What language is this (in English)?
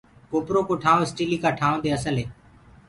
Gurgula